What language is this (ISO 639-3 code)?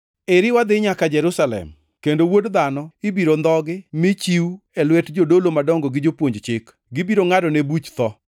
luo